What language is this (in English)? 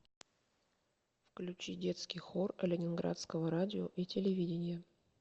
Russian